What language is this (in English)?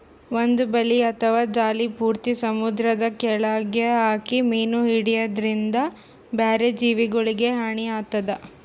Kannada